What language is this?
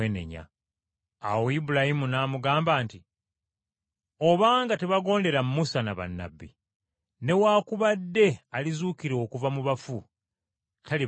Ganda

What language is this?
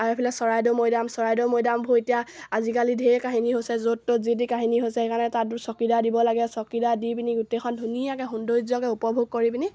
Assamese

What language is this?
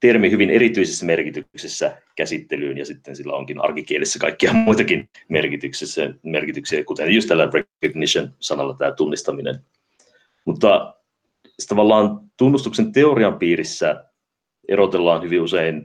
Finnish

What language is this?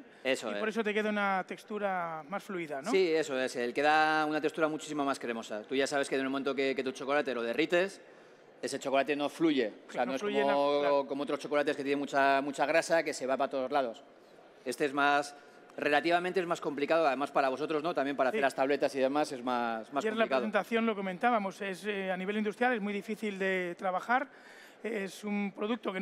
Spanish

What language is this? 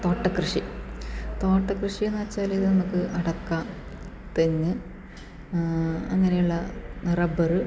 Malayalam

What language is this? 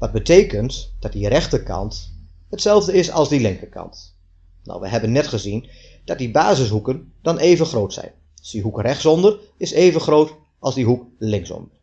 Dutch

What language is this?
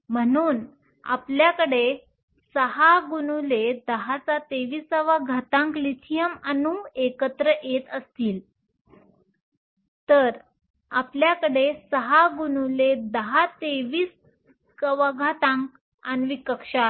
Marathi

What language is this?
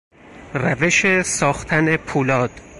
Persian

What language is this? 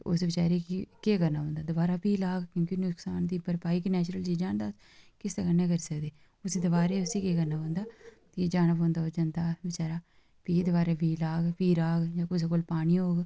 Dogri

